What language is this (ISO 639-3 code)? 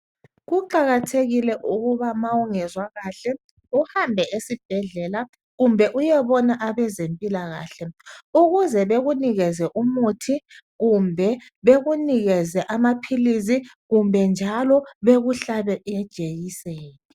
nde